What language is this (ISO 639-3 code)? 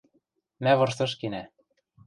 mrj